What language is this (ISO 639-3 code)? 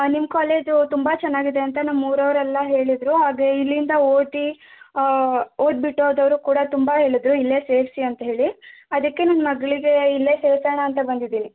kan